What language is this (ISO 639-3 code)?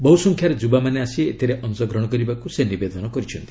ori